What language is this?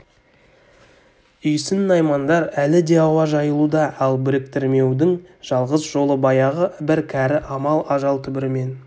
Kazakh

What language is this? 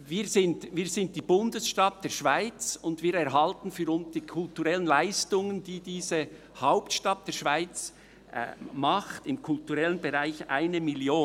Swiss German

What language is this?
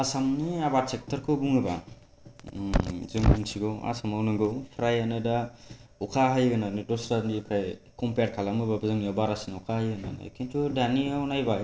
Bodo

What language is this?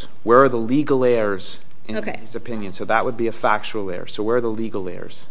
English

